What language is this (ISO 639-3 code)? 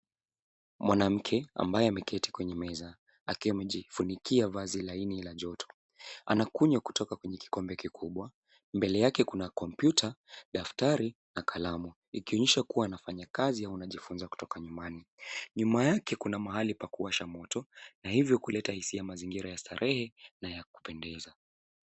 swa